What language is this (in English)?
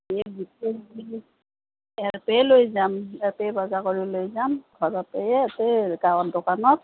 Assamese